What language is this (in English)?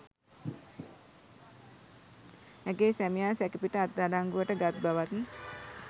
Sinhala